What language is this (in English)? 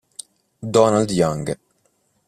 Italian